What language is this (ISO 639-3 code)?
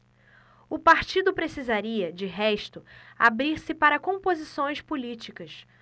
por